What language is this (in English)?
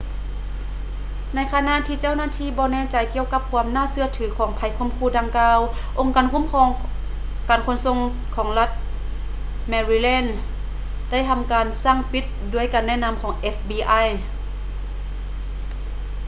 Lao